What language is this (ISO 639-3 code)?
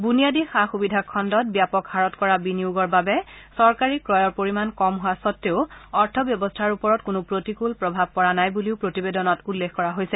asm